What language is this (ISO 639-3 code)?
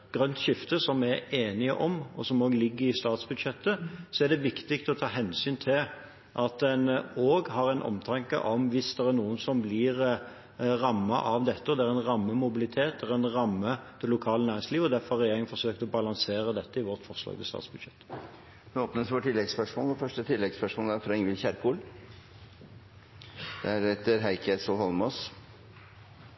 nor